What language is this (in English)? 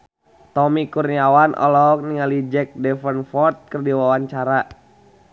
Sundanese